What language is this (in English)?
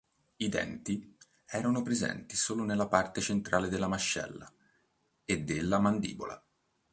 Italian